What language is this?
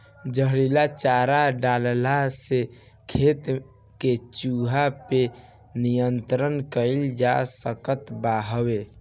Bhojpuri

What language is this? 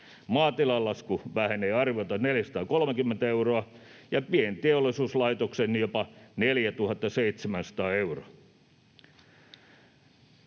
Finnish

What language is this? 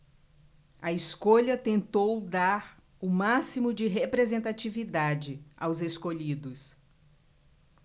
Portuguese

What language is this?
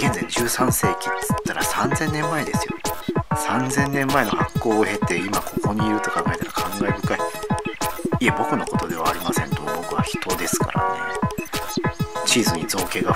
Japanese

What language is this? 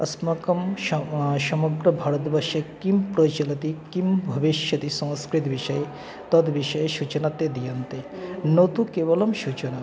Sanskrit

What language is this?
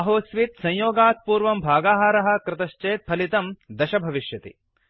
Sanskrit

